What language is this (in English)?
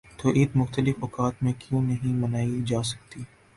Urdu